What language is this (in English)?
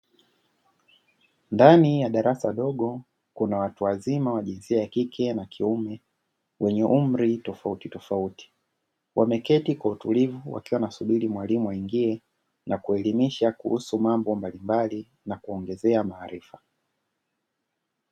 Swahili